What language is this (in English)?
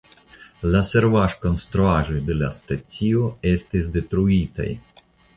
Esperanto